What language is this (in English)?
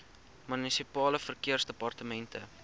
Afrikaans